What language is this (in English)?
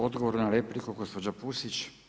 Croatian